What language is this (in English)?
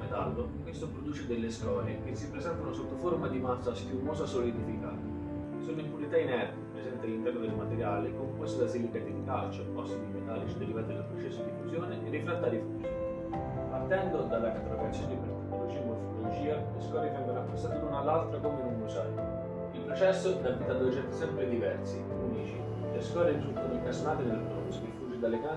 Italian